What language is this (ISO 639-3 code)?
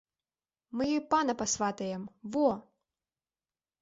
bel